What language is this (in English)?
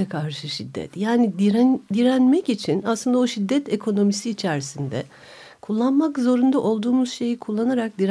Turkish